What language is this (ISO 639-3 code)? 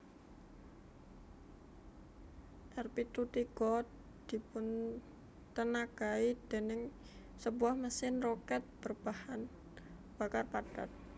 jav